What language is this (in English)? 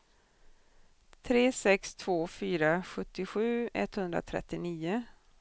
Swedish